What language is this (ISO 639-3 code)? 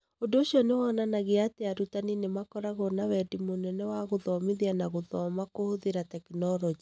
kik